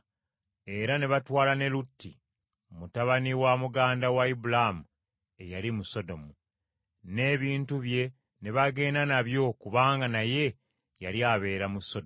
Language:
Ganda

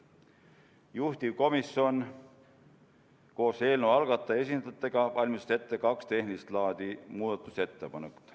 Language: Estonian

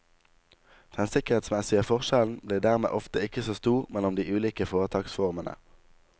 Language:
Norwegian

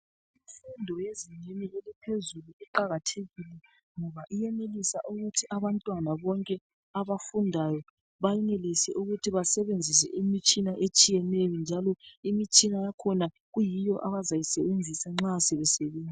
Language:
North Ndebele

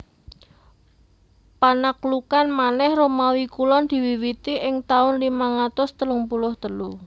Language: Javanese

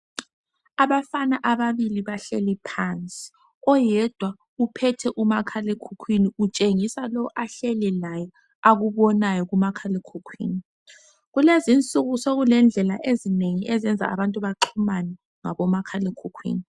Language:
North Ndebele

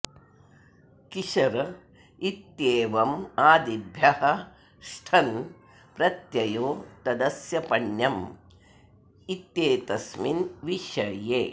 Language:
Sanskrit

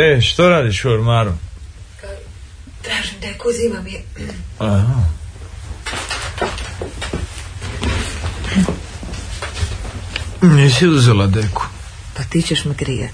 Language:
Croatian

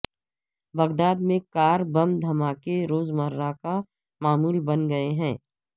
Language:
Urdu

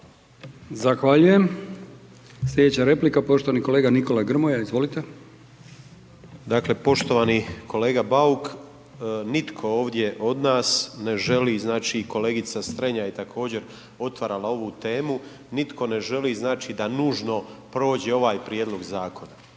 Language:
Croatian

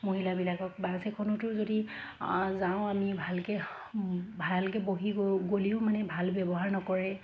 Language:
Assamese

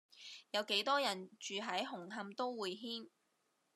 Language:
Cantonese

